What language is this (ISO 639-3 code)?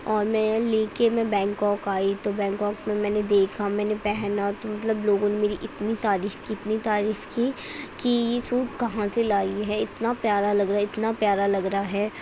urd